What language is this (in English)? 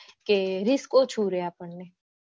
Gujarati